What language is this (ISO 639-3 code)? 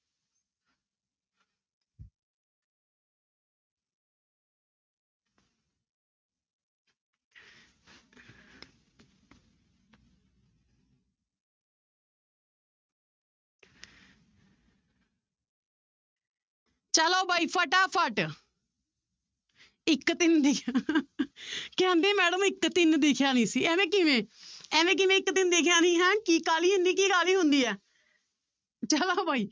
pan